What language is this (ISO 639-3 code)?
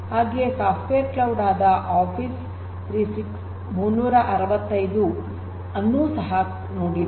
kan